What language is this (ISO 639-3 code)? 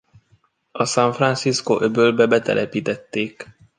hun